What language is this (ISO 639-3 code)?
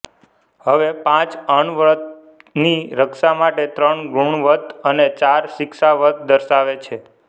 guj